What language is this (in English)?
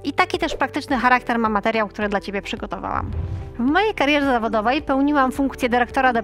Polish